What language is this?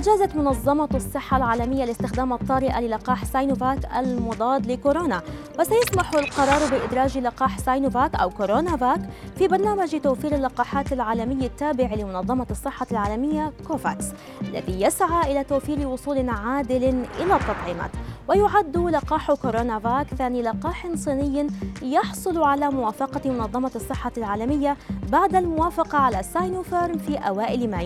Arabic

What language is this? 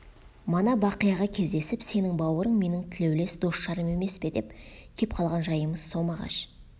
Kazakh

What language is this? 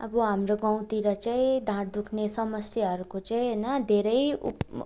Nepali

